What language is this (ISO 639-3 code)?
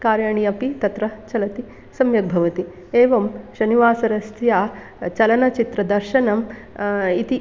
san